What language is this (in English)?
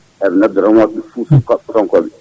Fula